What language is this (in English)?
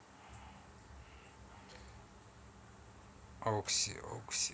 Russian